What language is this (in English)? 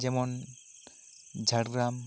Santali